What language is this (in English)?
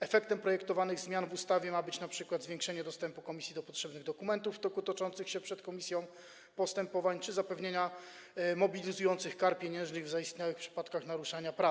Polish